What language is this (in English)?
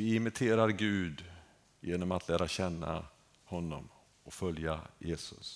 Swedish